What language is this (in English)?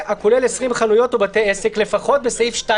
Hebrew